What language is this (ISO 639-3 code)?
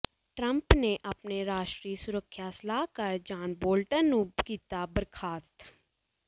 pan